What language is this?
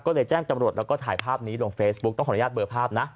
Thai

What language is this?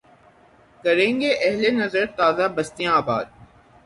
Urdu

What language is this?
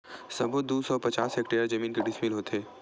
Chhattisgarhi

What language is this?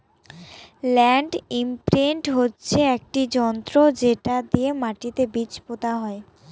Bangla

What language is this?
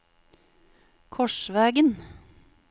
Norwegian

